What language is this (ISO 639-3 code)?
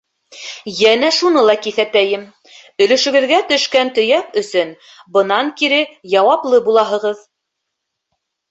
bak